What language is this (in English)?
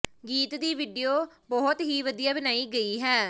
Punjabi